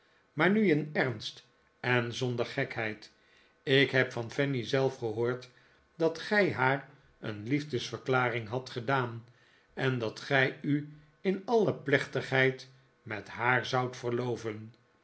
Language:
Dutch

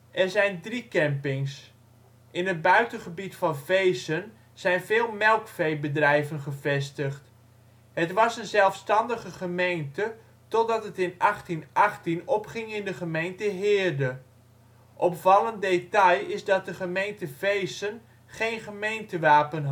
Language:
Dutch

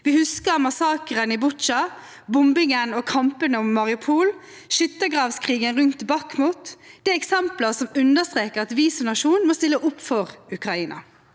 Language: Norwegian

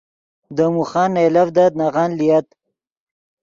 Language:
Yidgha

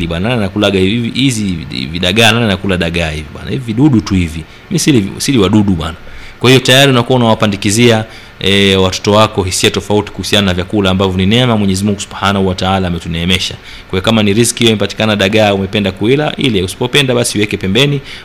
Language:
Swahili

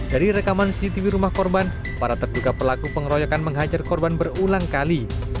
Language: Indonesian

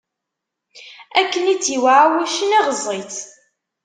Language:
Kabyle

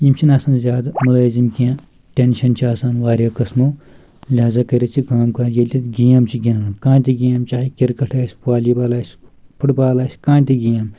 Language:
Kashmiri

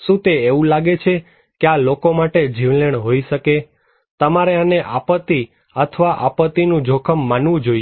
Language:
Gujarati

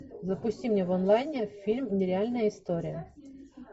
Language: Russian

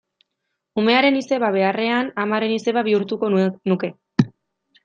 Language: Basque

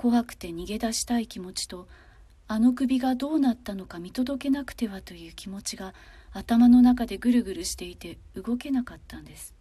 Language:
Japanese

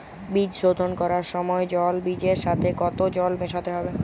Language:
Bangla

